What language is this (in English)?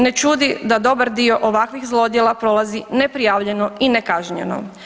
Croatian